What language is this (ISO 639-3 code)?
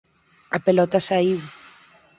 glg